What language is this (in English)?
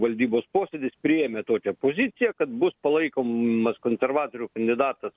Lithuanian